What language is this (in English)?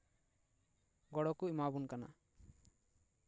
Santali